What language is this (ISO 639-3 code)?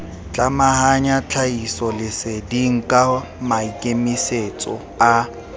sot